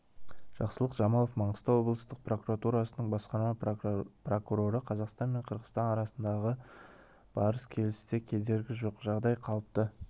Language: Kazakh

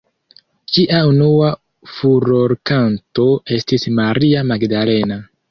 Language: Esperanto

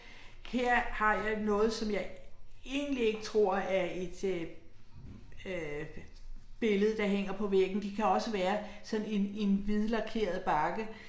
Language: Danish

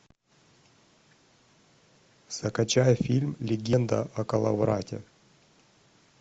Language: Russian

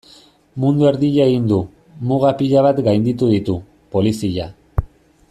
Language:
Basque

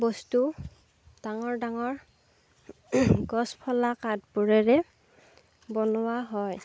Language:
Assamese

